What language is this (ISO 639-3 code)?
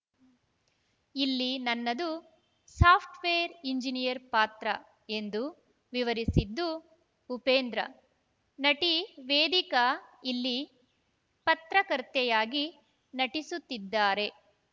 kan